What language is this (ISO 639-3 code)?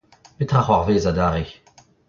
bre